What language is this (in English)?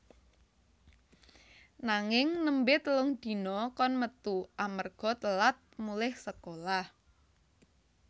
Javanese